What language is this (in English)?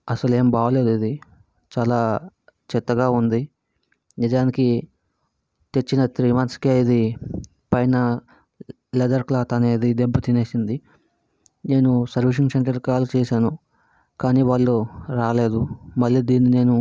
Telugu